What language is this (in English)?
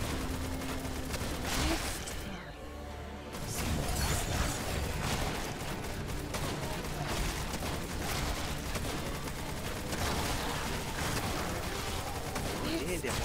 Japanese